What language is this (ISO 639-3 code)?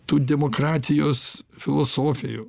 lit